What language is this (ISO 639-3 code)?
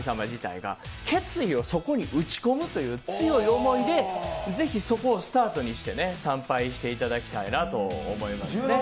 jpn